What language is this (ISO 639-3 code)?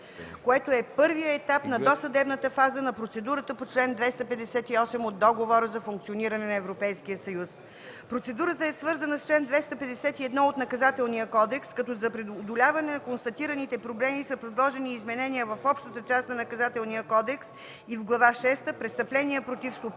bul